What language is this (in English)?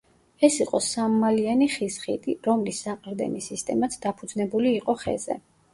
Georgian